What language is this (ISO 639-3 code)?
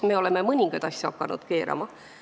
est